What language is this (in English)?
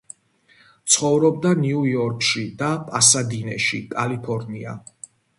Georgian